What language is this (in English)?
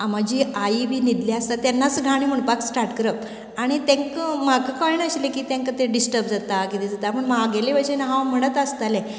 Konkani